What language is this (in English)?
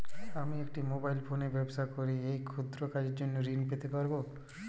Bangla